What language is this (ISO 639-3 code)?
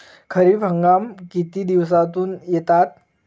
mar